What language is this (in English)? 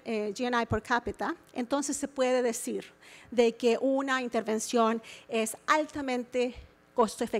Spanish